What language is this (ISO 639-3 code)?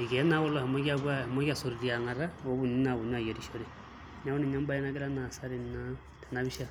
mas